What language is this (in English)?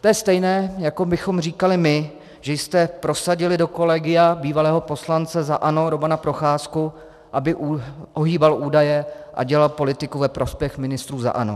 Czech